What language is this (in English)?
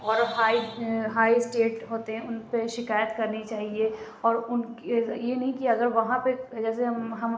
Urdu